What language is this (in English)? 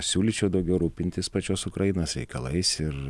Lithuanian